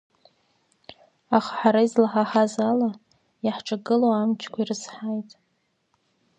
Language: Abkhazian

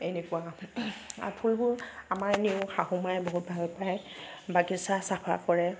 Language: Assamese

